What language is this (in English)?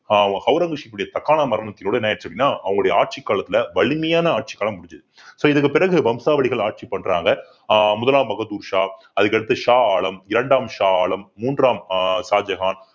Tamil